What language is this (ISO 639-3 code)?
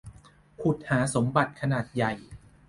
tha